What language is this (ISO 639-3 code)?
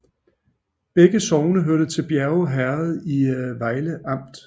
dan